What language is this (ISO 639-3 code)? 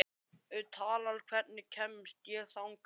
isl